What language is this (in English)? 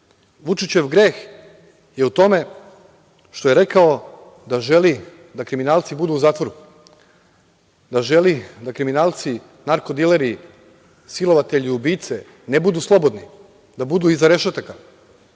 Serbian